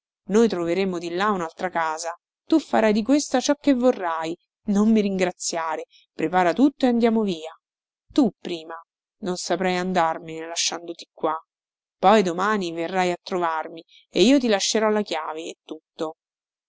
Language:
Italian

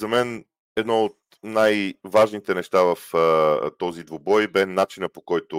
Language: Bulgarian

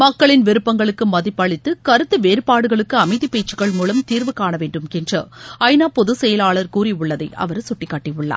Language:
Tamil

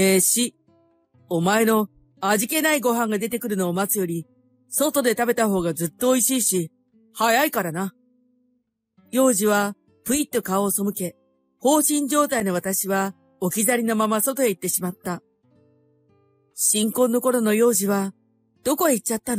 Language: Japanese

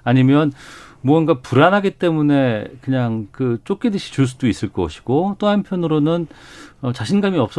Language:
Korean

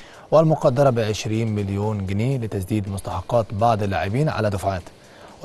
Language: Arabic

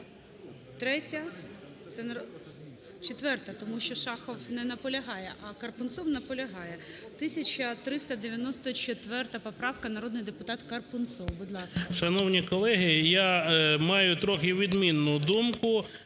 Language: Ukrainian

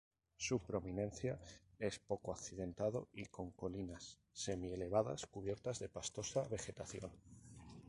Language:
Spanish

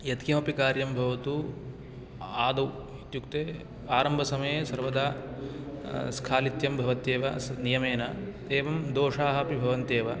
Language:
Sanskrit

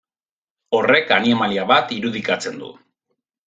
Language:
Basque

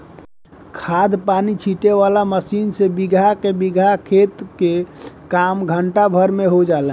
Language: Bhojpuri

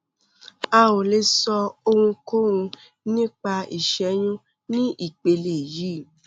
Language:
Yoruba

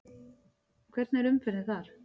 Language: Icelandic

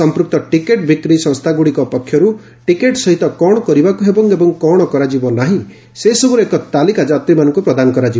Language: Odia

